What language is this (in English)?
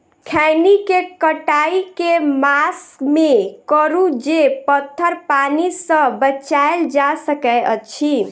Maithili